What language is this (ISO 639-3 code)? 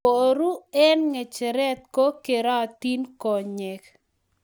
kln